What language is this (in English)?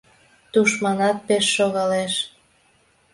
Mari